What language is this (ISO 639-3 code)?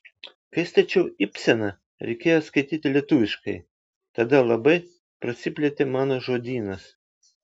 lit